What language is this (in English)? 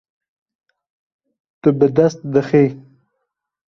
Kurdish